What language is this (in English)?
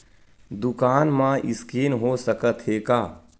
Chhattisgarhi